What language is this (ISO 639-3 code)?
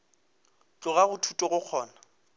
nso